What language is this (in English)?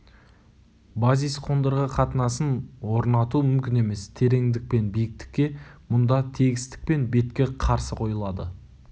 Kazakh